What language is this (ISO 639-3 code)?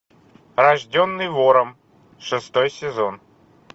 rus